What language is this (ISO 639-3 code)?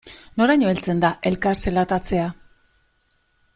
eus